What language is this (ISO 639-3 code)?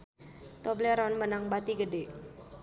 sun